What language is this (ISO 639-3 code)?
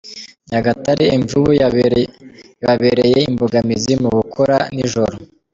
kin